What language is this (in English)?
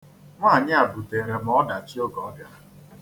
Igbo